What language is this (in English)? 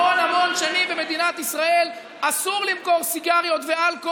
Hebrew